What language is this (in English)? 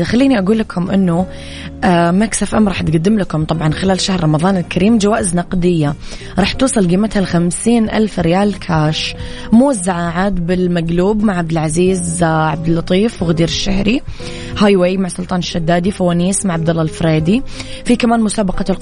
Arabic